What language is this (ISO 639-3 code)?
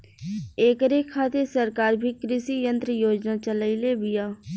bho